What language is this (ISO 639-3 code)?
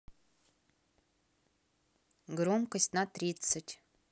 rus